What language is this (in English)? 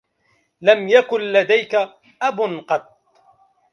Arabic